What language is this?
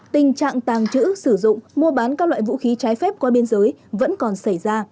Vietnamese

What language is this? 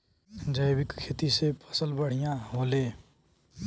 Bhojpuri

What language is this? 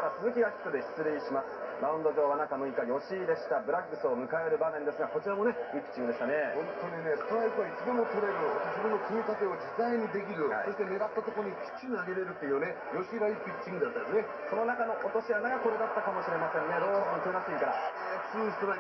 Japanese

